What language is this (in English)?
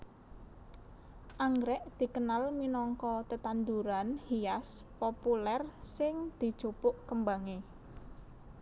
Javanese